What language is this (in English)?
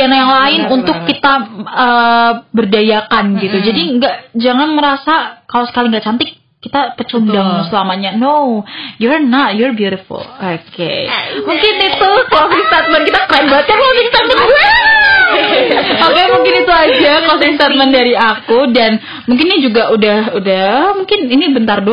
Indonesian